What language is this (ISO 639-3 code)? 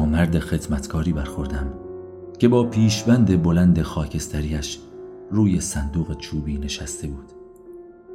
fas